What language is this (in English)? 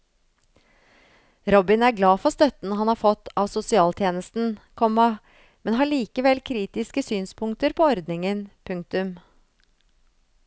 Norwegian